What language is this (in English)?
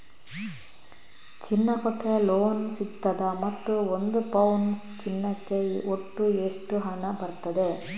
Kannada